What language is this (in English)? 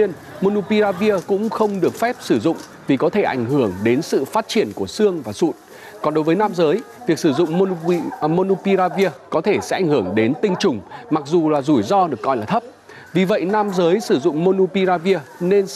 Vietnamese